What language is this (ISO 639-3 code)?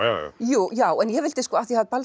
isl